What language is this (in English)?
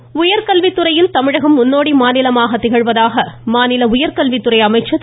Tamil